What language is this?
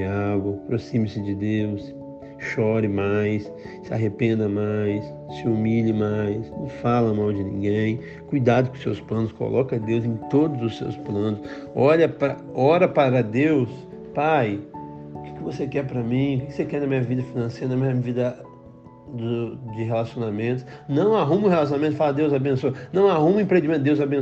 Portuguese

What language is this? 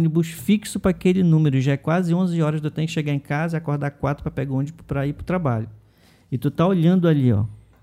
Portuguese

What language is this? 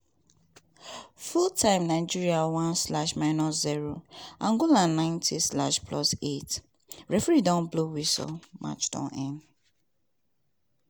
Nigerian Pidgin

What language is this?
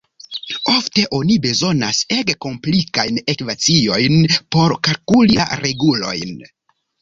Esperanto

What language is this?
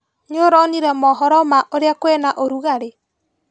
Kikuyu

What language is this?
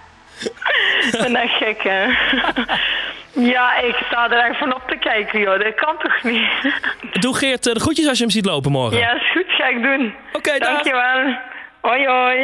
Dutch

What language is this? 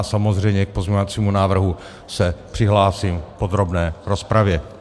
Czech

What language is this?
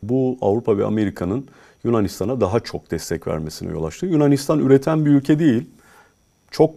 Turkish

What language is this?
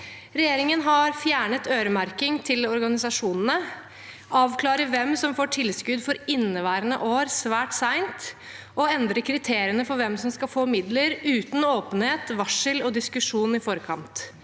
Norwegian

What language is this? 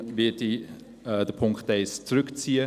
Swiss German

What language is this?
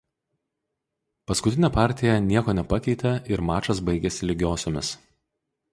Lithuanian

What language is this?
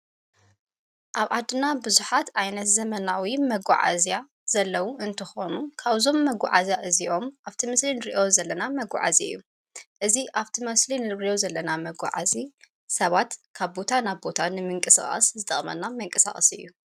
Tigrinya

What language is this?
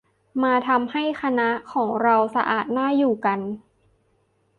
Thai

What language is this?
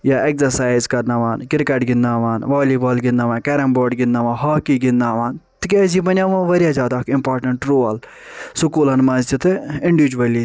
Kashmiri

